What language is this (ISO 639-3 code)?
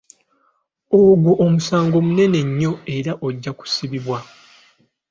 lug